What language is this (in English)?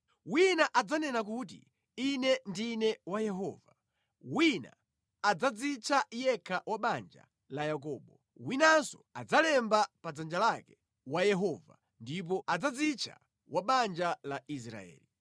Nyanja